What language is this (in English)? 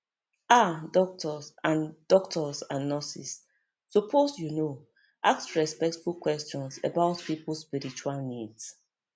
Nigerian Pidgin